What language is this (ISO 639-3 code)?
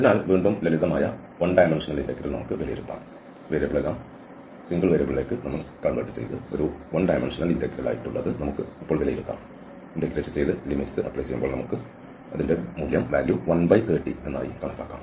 mal